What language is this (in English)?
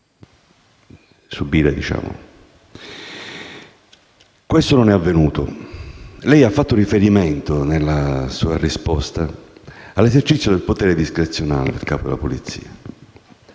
Italian